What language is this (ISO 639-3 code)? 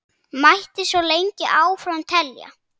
isl